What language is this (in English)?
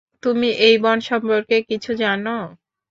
Bangla